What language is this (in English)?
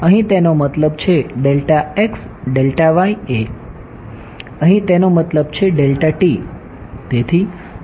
Gujarati